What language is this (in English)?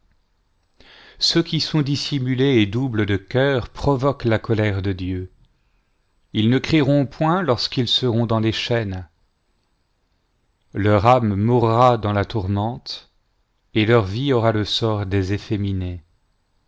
French